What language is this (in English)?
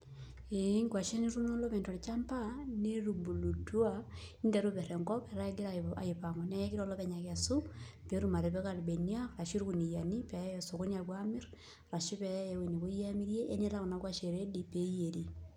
Masai